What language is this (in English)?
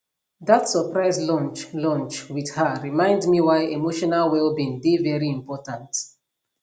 Nigerian Pidgin